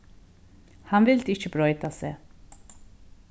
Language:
Faroese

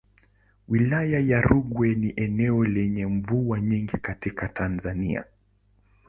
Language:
Swahili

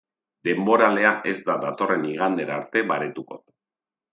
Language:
Basque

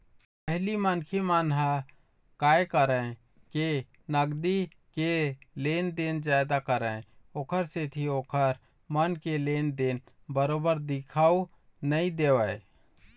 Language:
Chhattisgarhi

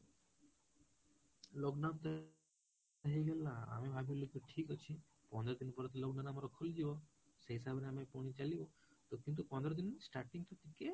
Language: Odia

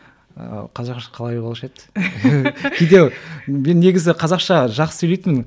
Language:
Kazakh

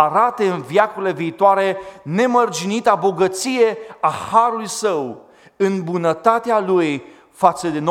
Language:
Romanian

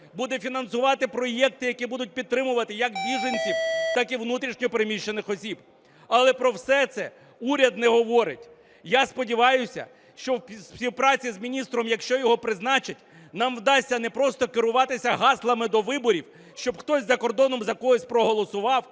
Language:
Ukrainian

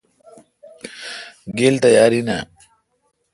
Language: Kalkoti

